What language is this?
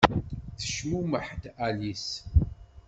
Kabyle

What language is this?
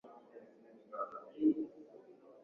Swahili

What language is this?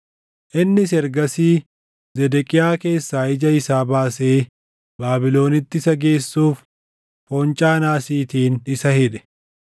Oromo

